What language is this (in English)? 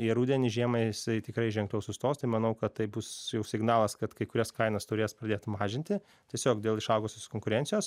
Lithuanian